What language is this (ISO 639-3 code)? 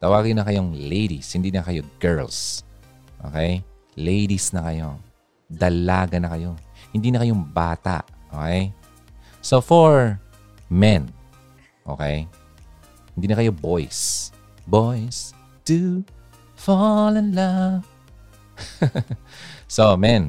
fil